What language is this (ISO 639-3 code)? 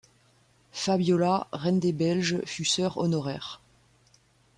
fra